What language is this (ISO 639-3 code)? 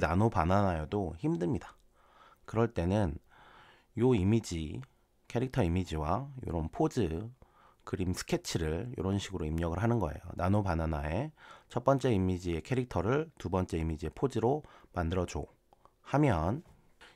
kor